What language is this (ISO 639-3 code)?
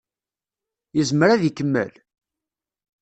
kab